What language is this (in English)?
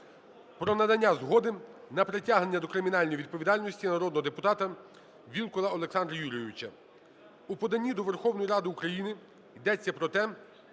Ukrainian